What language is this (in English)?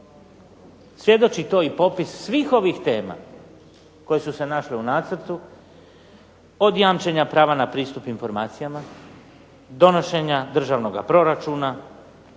Croatian